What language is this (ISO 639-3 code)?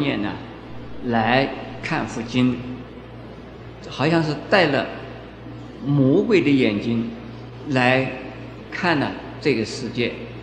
zho